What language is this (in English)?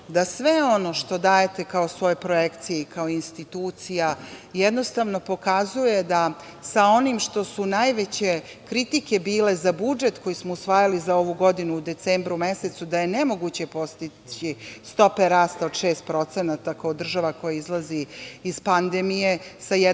Serbian